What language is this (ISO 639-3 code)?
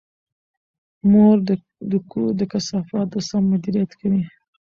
pus